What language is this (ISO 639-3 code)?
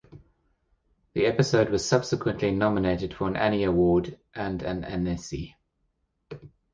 eng